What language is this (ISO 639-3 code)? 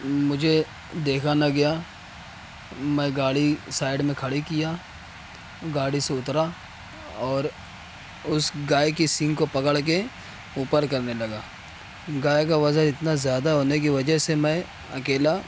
urd